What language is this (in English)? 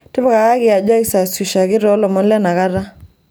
Masai